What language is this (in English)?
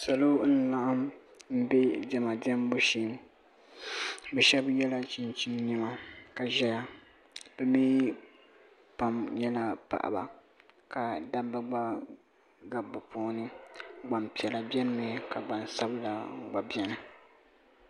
Dagbani